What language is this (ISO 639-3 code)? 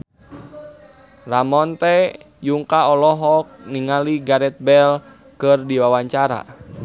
sun